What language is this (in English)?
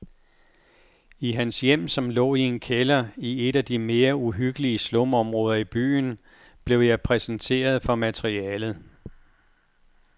Danish